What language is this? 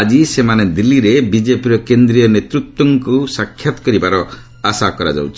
Odia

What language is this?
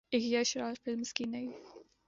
Urdu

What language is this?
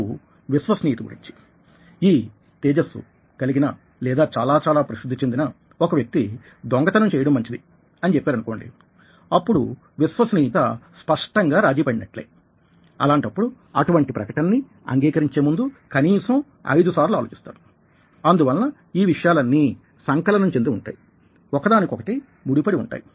Telugu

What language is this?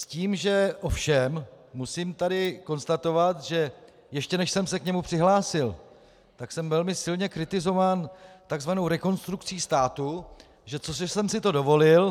Czech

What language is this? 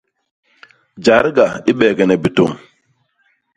Basaa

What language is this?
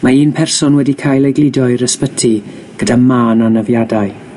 Welsh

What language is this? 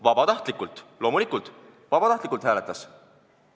Estonian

